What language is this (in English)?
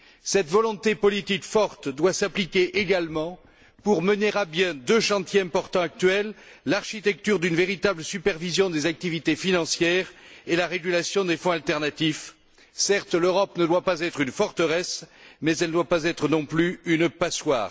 French